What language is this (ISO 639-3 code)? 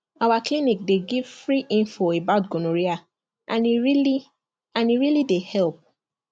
pcm